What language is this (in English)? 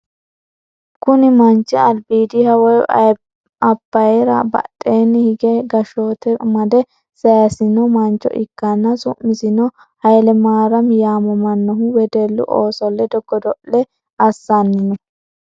Sidamo